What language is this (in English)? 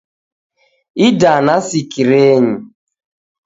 Taita